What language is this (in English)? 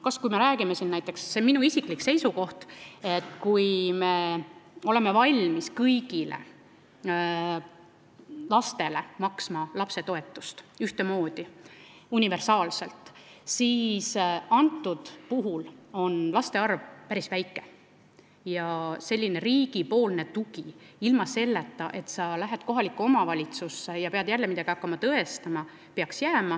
Estonian